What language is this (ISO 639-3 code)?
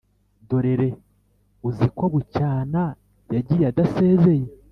kin